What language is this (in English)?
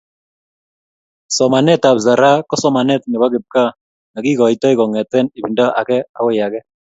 Kalenjin